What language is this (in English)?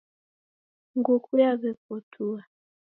Taita